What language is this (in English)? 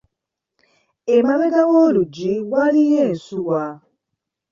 Ganda